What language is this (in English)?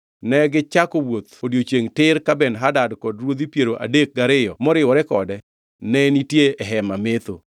Luo (Kenya and Tanzania)